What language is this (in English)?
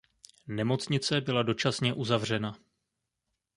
Czech